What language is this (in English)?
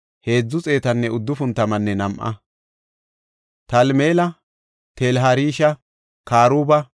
Gofa